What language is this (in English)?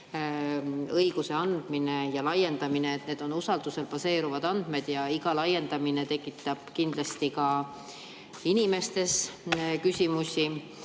Estonian